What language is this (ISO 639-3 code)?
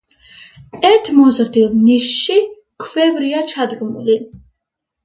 kat